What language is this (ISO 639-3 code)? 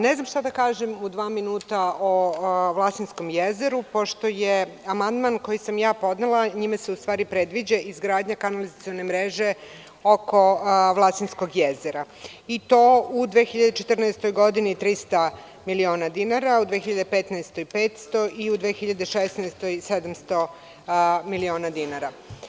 srp